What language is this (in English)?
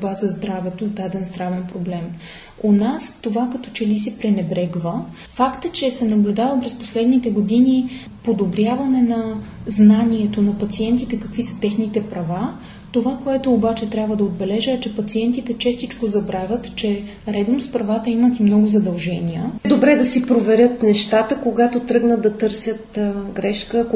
Bulgarian